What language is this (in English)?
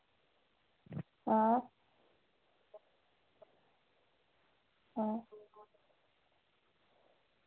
Dogri